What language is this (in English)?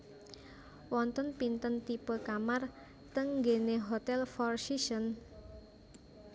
Javanese